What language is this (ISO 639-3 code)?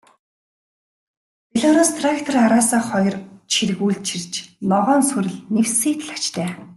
mon